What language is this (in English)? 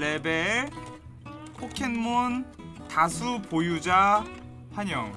Korean